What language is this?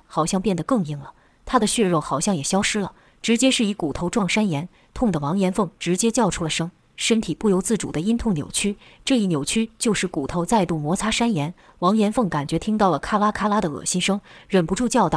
Chinese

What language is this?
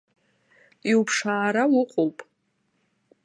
Abkhazian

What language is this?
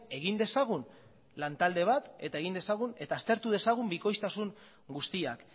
Basque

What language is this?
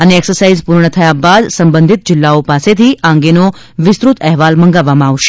Gujarati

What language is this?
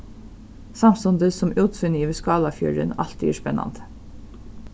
Faroese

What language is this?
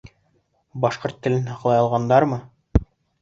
Bashkir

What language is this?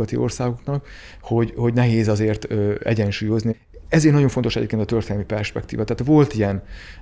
Hungarian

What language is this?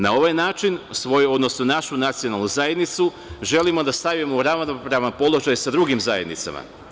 Serbian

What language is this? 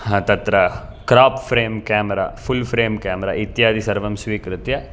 Sanskrit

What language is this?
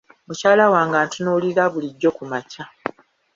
Ganda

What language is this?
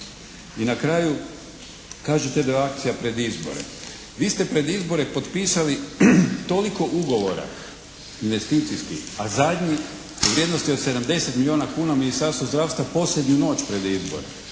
Croatian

